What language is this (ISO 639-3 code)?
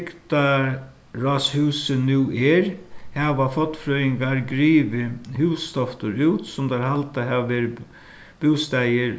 fao